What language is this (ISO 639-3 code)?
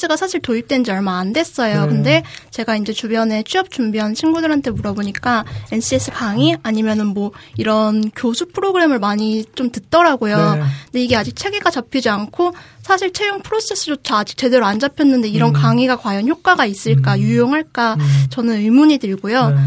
kor